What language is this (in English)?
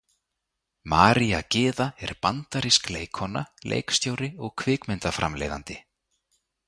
Icelandic